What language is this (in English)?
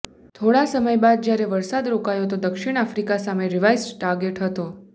Gujarati